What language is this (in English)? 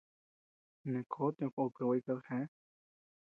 Tepeuxila Cuicatec